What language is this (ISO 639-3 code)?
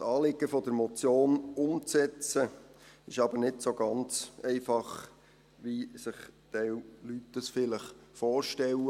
gsw